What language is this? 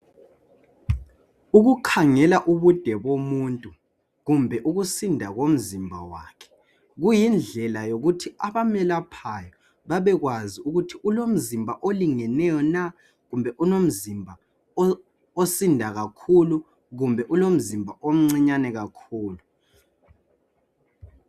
North Ndebele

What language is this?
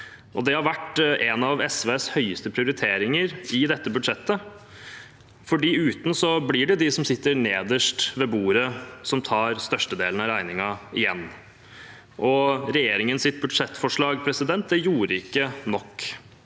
Norwegian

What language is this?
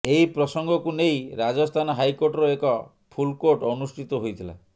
Odia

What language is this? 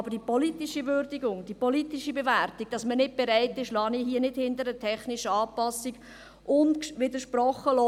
Swiss German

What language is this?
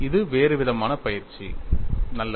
Tamil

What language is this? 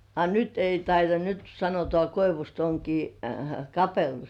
Finnish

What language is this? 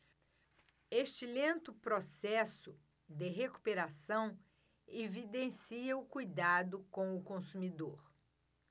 Portuguese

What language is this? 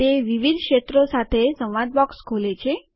Gujarati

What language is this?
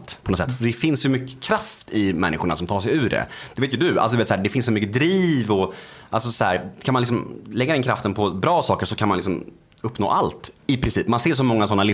Swedish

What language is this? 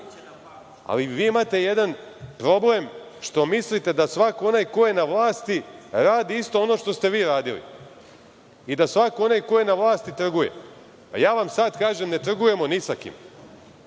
Serbian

